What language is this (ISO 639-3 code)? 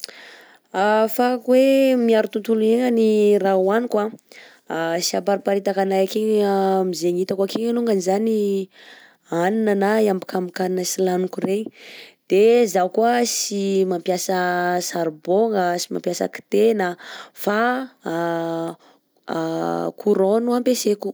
bzc